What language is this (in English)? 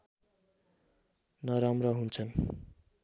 Nepali